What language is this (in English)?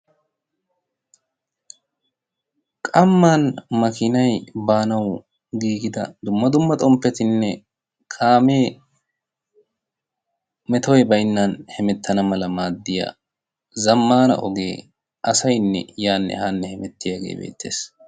Wolaytta